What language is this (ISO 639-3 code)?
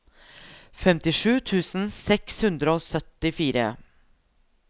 nor